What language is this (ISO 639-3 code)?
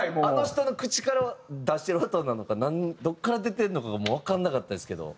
jpn